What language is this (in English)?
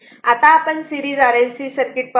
Marathi